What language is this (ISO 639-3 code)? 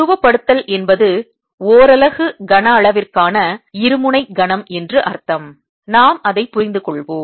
tam